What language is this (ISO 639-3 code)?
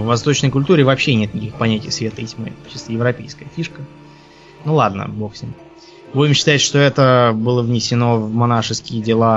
rus